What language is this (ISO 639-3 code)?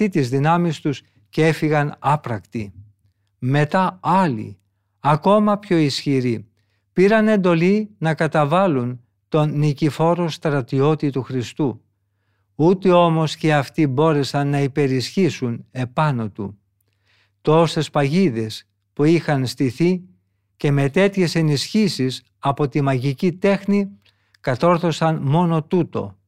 ell